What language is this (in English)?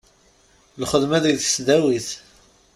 Kabyle